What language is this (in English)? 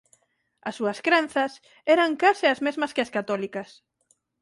Galician